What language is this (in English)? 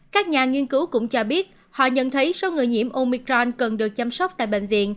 Vietnamese